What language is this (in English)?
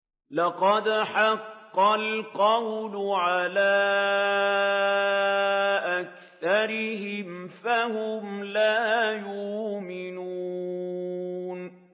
Arabic